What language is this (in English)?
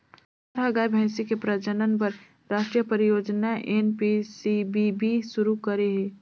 Chhattisgarhi